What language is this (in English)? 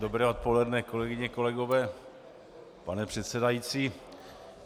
Czech